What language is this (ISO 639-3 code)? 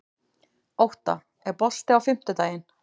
isl